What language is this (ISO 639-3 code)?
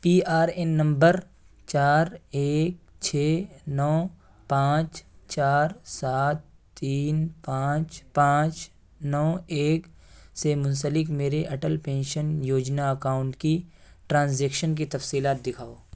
urd